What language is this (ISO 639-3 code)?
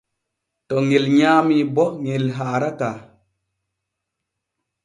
fue